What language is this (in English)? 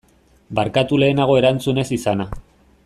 Basque